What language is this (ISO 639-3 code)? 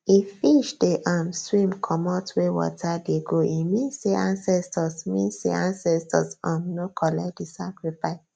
pcm